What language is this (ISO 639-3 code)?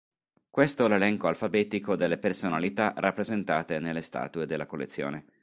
ita